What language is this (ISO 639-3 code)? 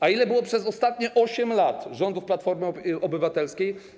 pol